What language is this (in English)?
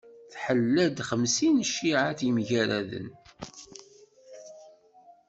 Kabyle